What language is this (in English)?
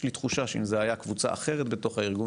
Hebrew